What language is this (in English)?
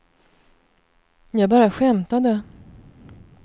Swedish